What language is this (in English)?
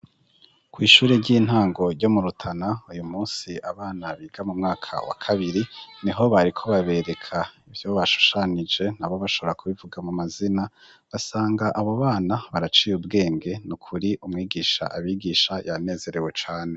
Rundi